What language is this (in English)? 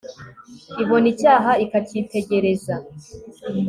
Kinyarwanda